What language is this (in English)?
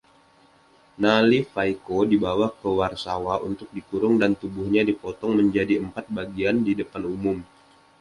Indonesian